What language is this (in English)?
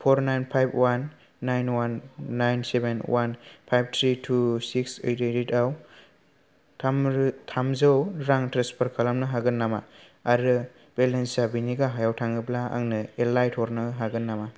Bodo